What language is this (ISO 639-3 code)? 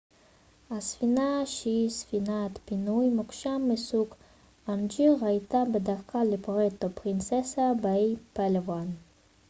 heb